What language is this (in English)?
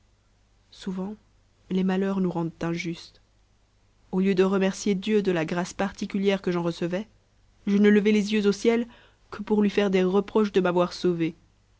French